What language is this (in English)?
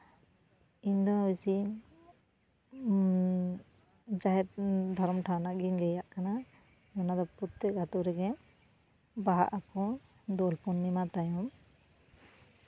Santali